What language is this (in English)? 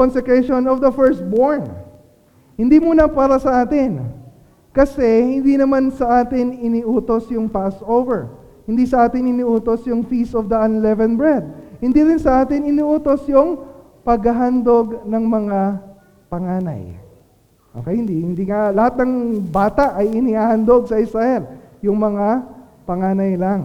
Filipino